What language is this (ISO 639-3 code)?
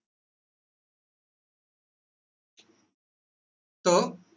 asm